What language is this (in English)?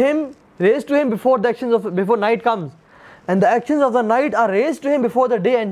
Urdu